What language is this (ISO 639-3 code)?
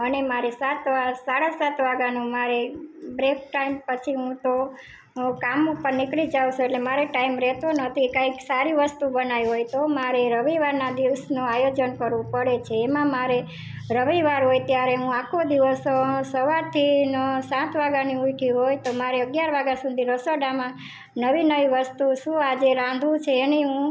guj